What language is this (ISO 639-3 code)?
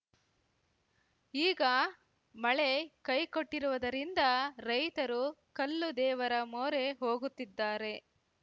kan